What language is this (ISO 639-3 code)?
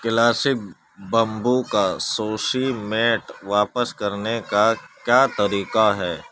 urd